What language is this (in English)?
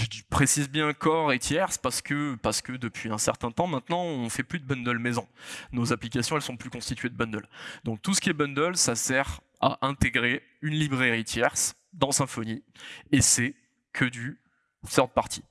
French